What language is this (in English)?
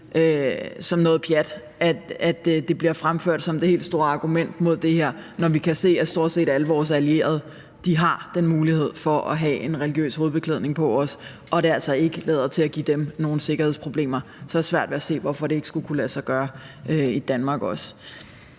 Danish